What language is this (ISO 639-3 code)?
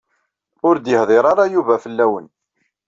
kab